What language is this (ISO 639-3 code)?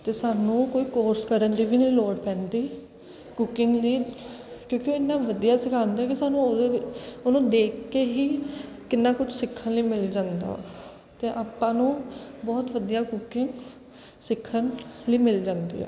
pan